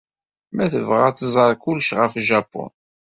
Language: Kabyle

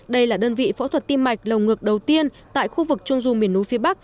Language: Vietnamese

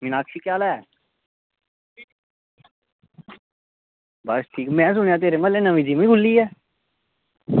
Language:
Dogri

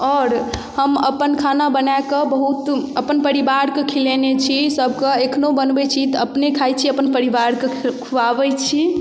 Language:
Maithili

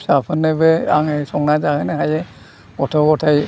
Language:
Bodo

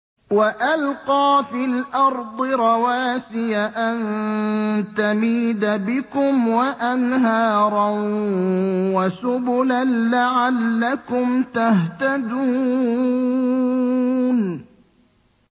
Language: Arabic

